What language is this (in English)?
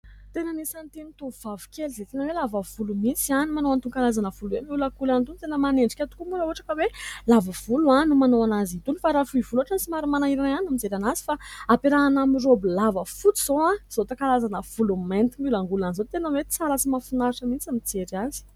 Malagasy